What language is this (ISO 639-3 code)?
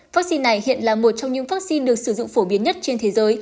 vie